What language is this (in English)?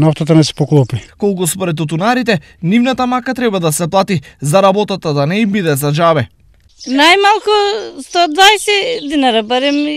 Macedonian